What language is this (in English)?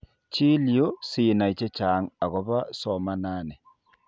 Kalenjin